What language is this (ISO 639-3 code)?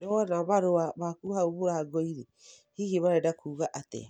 kik